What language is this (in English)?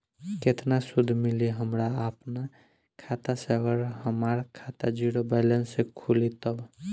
Bhojpuri